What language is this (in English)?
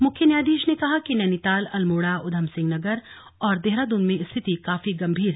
Hindi